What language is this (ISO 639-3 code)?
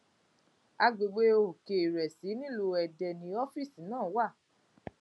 yor